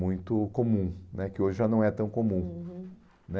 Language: Portuguese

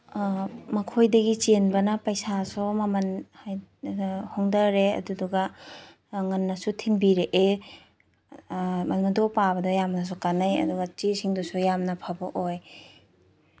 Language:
Manipuri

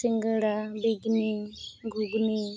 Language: Santali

